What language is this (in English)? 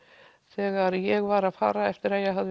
Icelandic